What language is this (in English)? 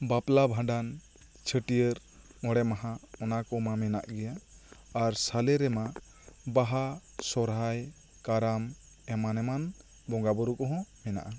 Santali